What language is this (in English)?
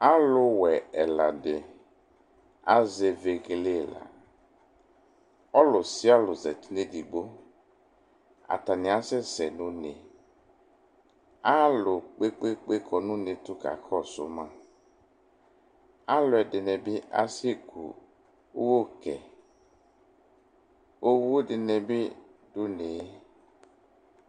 Ikposo